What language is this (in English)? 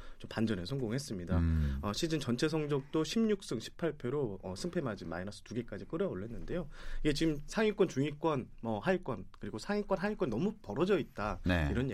Korean